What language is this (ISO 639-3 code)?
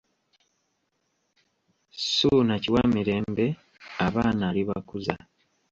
lug